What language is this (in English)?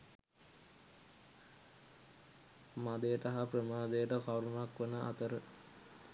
Sinhala